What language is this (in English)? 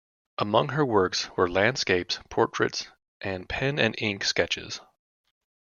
English